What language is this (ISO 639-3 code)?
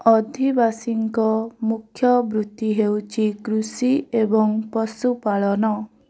ori